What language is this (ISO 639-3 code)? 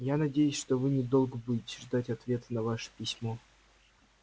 rus